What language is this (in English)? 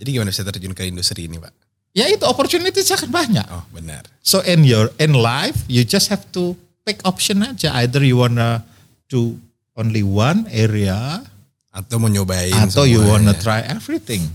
Indonesian